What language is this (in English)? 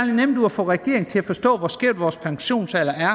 Danish